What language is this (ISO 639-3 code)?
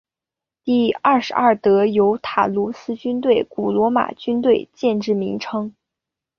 zho